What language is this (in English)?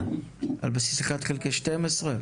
Hebrew